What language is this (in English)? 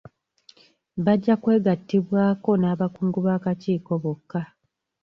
Ganda